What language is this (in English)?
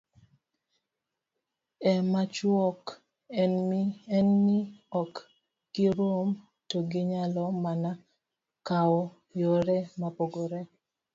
Luo (Kenya and Tanzania)